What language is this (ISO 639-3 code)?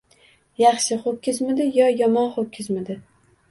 uzb